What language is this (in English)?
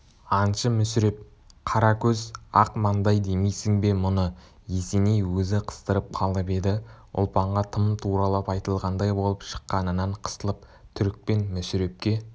Kazakh